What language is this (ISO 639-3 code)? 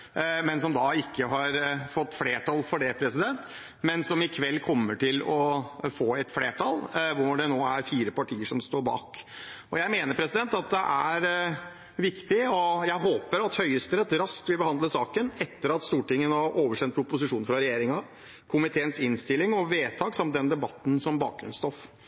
nob